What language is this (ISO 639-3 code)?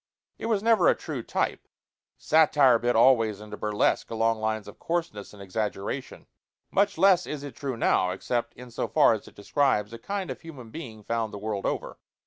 eng